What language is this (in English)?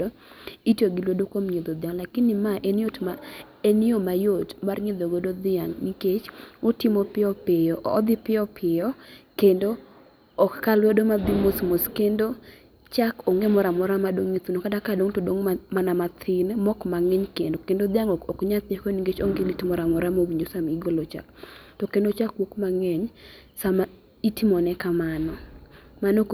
Luo (Kenya and Tanzania)